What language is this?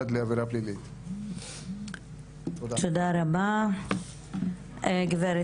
Hebrew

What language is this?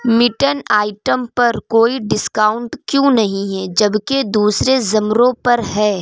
Urdu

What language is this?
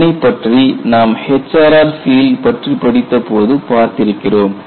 Tamil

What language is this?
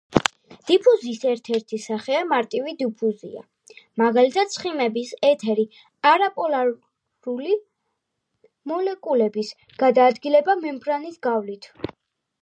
Georgian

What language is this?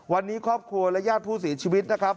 Thai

